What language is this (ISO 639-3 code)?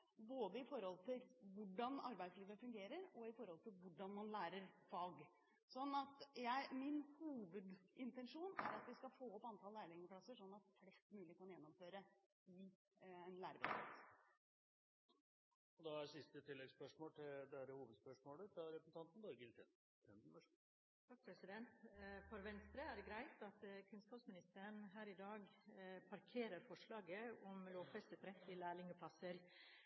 nor